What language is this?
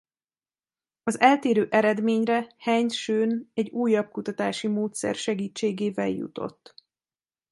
Hungarian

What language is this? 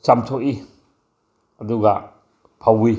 Manipuri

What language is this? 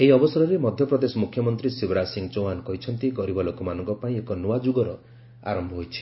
Odia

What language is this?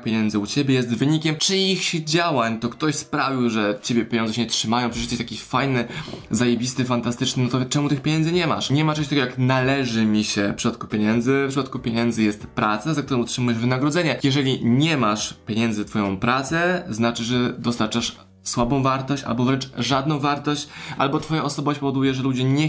Polish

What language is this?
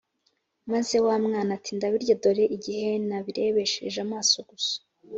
Kinyarwanda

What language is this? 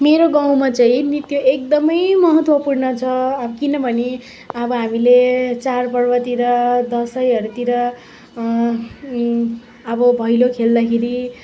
Nepali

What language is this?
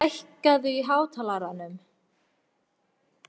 Icelandic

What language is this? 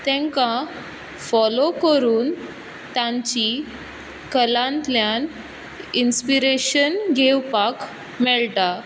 Konkani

